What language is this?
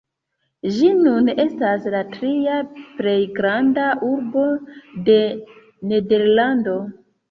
Esperanto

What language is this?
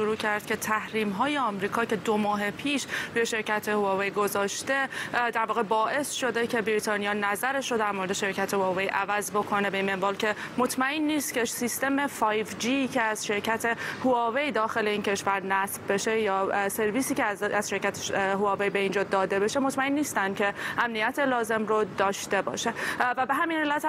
Persian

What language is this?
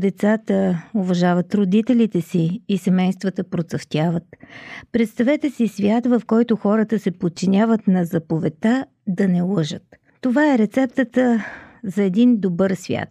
Bulgarian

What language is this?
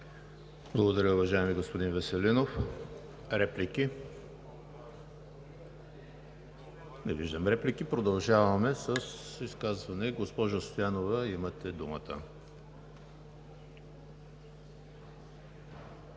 Bulgarian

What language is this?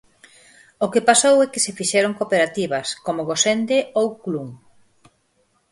Galician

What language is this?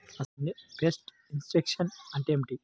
Telugu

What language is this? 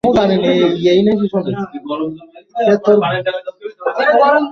Bangla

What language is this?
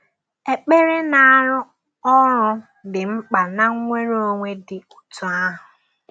Igbo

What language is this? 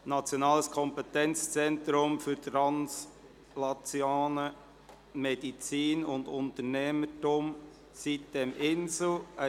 Swiss German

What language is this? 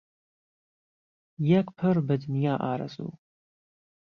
Central Kurdish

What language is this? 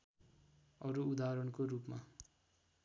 Nepali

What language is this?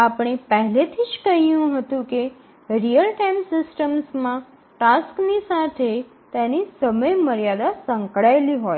Gujarati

